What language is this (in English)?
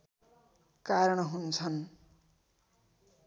Nepali